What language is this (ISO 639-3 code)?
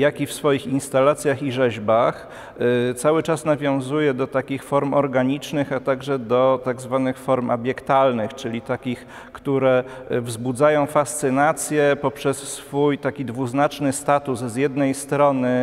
pol